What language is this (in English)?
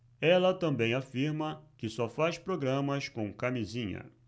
Portuguese